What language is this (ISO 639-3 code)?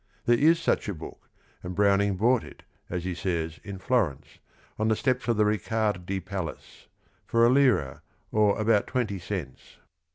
eng